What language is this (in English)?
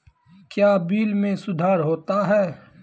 Maithili